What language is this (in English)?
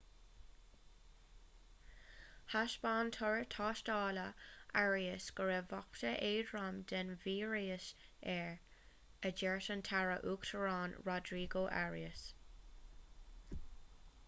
Irish